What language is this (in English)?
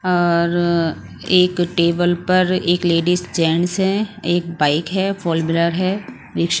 Hindi